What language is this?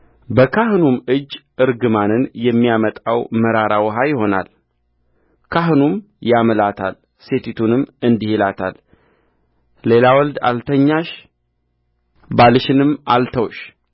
Amharic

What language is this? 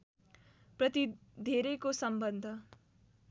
Nepali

